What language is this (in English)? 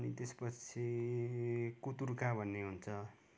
Nepali